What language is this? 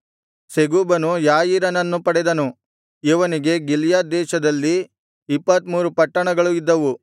Kannada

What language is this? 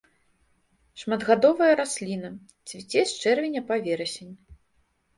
Belarusian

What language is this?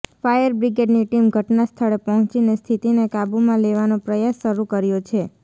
Gujarati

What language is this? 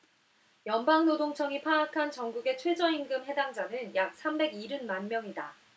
Korean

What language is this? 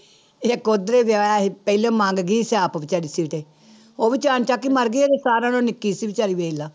Punjabi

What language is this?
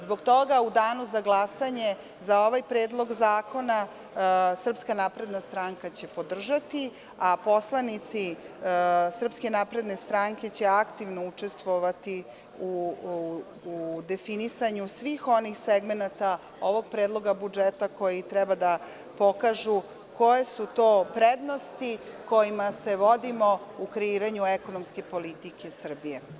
Serbian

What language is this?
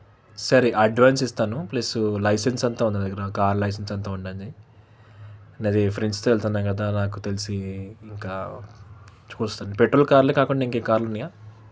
Telugu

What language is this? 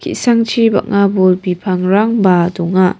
Garo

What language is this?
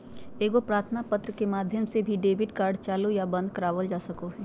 Magahi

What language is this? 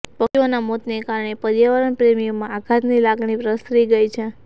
Gujarati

